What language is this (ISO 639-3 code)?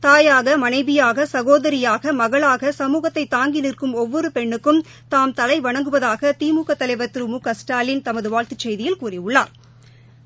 tam